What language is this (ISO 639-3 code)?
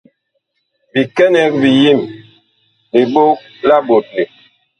bkh